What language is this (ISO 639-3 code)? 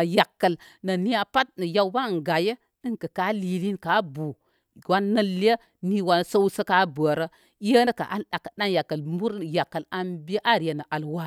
kmy